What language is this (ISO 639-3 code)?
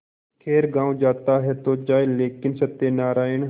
hin